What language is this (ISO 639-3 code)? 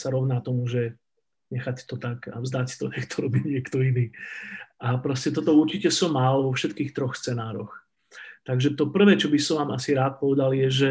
slk